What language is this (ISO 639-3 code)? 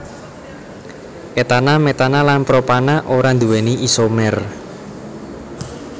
jav